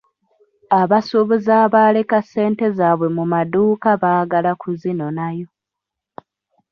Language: Ganda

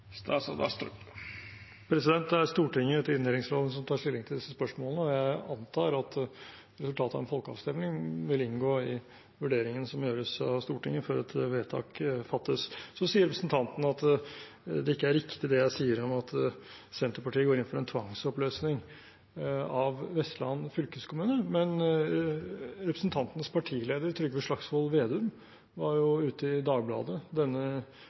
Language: Norwegian Bokmål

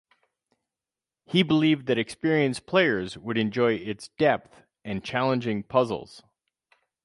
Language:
English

